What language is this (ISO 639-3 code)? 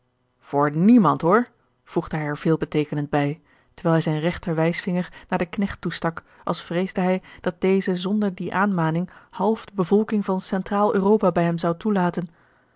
nld